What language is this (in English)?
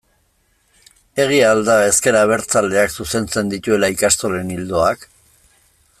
Basque